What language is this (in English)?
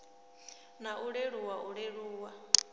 Venda